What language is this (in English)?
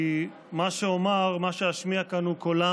Hebrew